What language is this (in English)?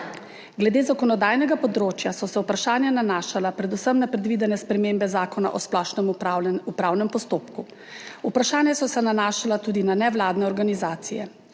Slovenian